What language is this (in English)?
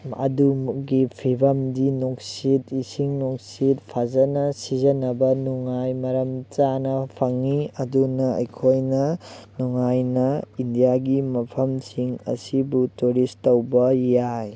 Manipuri